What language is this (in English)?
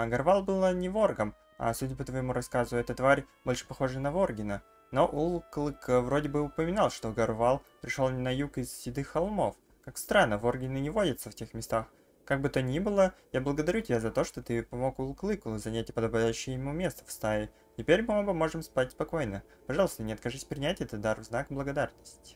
Russian